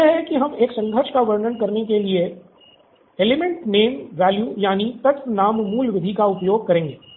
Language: Hindi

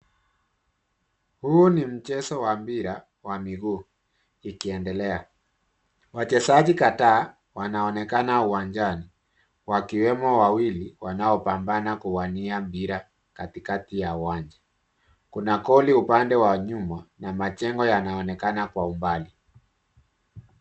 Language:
Swahili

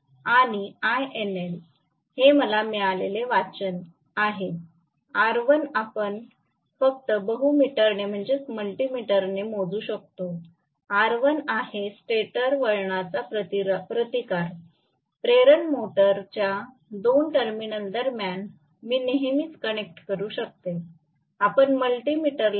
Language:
Marathi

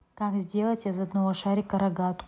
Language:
Russian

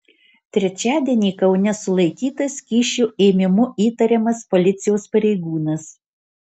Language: Lithuanian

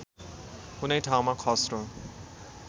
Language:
Nepali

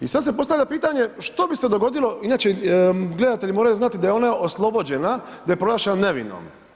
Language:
Croatian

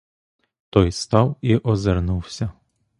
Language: Ukrainian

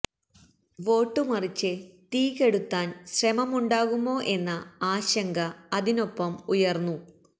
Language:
Malayalam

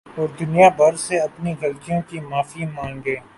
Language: Urdu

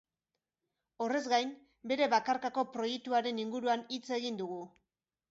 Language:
Basque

